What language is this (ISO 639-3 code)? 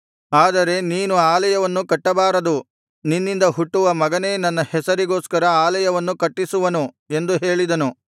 kan